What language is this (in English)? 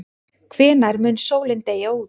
Icelandic